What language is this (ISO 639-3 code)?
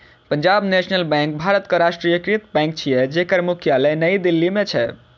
mai